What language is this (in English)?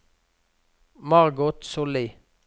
Norwegian